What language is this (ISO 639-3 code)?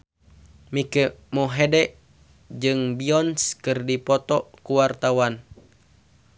sun